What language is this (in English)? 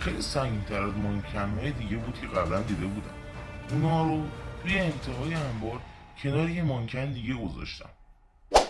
Persian